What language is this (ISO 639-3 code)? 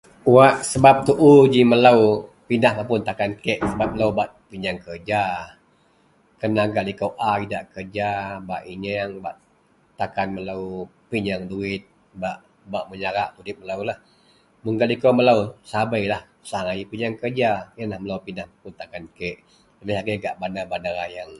mel